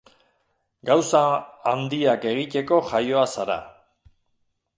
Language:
Basque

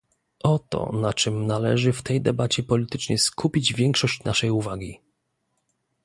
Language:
Polish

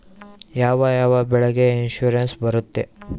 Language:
Kannada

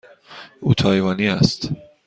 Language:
Persian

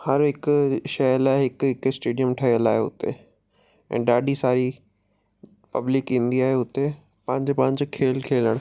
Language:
Sindhi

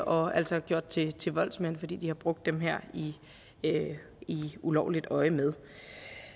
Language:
Danish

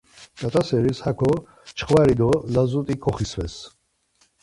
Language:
Laz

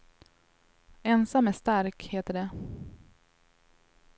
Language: Swedish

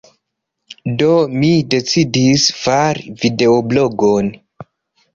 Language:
Esperanto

